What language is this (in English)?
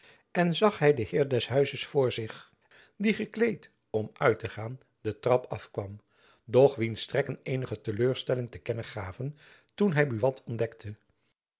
Dutch